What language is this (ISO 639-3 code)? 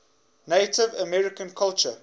eng